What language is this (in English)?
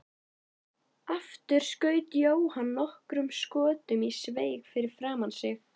Icelandic